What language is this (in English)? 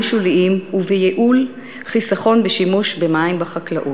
Hebrew